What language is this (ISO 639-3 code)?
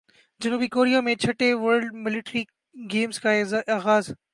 urd